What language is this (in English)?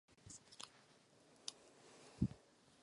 Czech